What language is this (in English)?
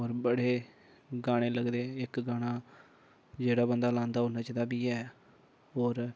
Dogri